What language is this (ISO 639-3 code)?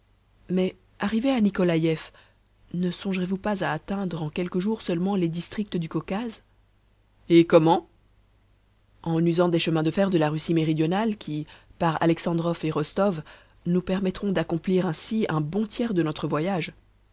fra